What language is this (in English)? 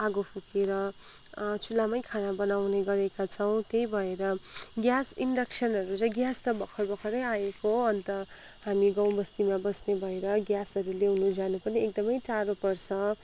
Nepali